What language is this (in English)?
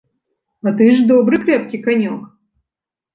Belarusian